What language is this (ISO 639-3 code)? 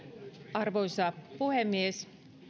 fin